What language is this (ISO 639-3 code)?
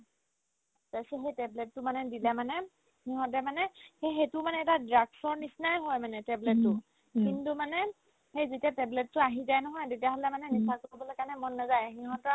asm